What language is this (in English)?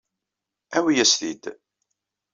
Kabyle